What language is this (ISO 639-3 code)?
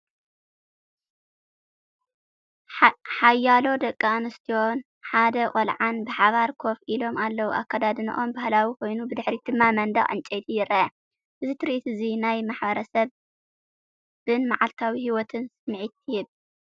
tir